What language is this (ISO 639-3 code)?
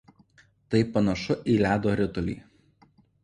lit